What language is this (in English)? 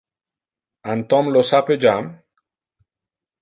Interlingua